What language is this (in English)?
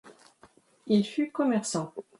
French